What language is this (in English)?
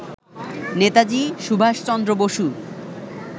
Bangla